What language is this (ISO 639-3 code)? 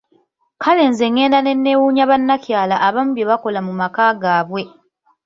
lug